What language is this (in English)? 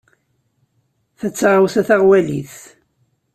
Kabyle